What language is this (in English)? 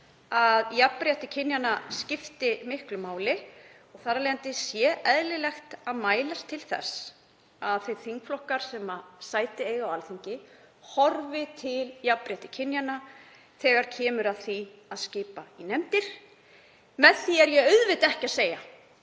Icelandic